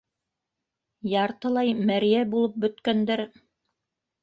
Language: Bashkir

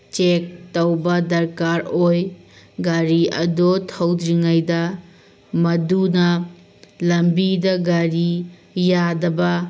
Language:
Manipuri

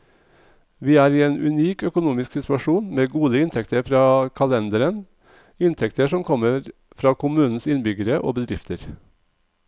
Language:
Norwegian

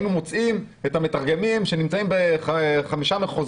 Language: Hebrew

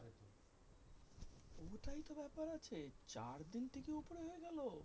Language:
Bangla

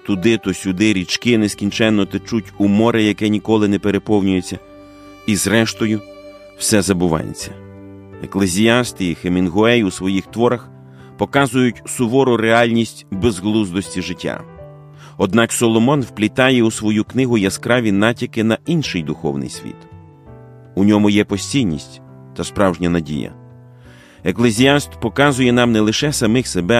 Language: Ukrainian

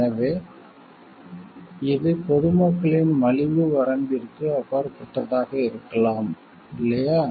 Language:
Tamil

